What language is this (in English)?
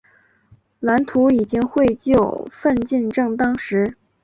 Chinese